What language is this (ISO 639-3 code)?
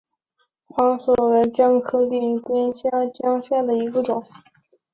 zho